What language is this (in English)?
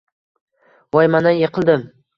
Uzbek